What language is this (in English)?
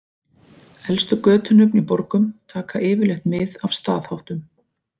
Icelandic